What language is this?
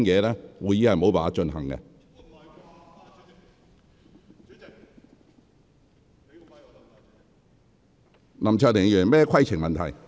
Cantonese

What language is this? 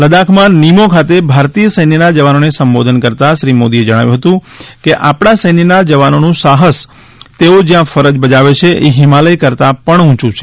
Gujarati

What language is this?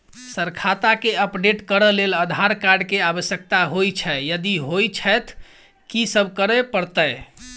Maithili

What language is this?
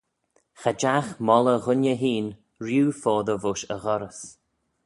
Manx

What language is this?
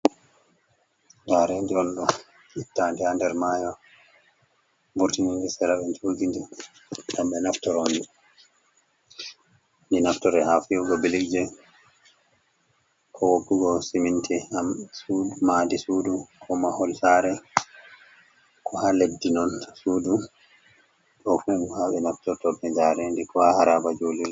Fula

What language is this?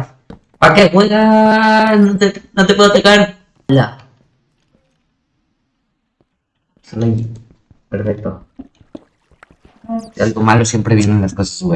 Spanish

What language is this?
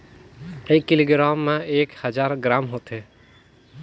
Chhattisgarhi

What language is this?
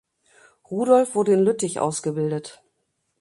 German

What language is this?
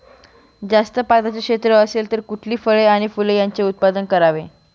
Marathi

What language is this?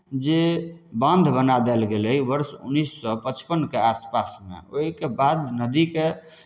Maithili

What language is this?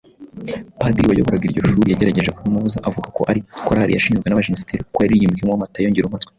Kinyarwanda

